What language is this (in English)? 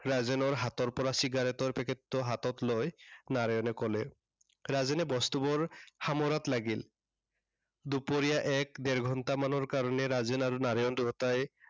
Assamese